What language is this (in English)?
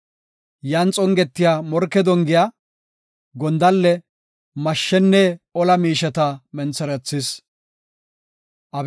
Gofa